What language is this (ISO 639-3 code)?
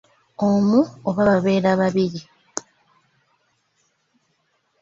lug